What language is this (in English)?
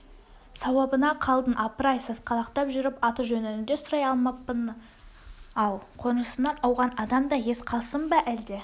Kazakh